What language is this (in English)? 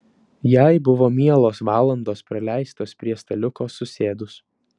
Lithuanian